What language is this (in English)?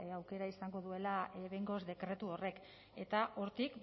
Basque